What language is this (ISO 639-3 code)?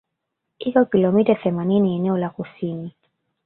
swa